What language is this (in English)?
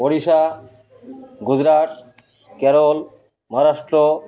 Odia